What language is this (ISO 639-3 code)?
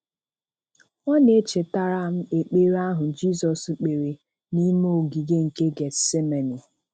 ibo